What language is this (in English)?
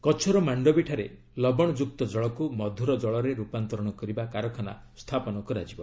Odia